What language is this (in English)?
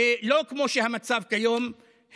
Hebrew